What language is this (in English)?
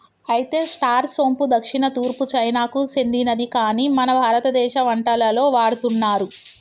Telugu